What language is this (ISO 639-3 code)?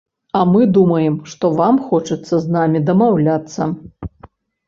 bel